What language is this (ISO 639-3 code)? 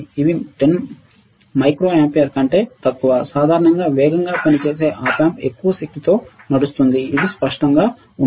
tel